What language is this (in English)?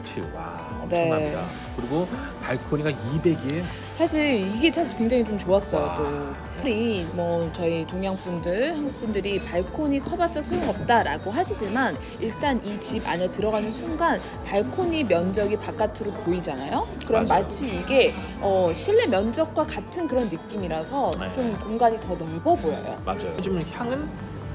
Korean